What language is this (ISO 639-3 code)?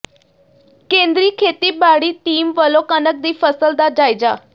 pan